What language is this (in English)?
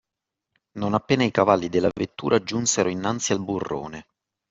Italian